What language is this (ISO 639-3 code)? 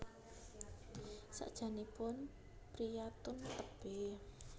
jav